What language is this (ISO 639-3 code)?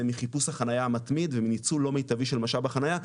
heb